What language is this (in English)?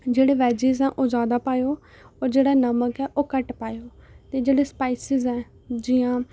Dogri